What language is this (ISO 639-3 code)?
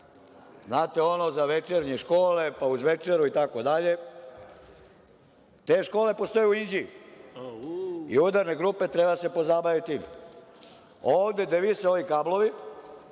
srp